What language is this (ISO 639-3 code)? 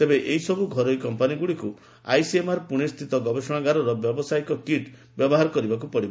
ori